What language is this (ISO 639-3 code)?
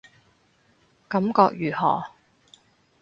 yue